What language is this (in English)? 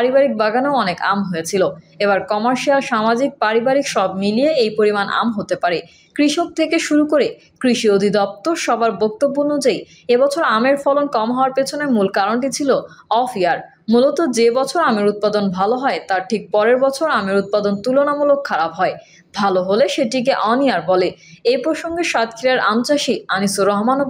Bangla